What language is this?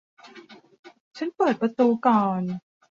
Thai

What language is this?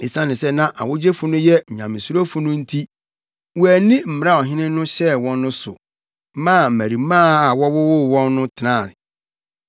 Akan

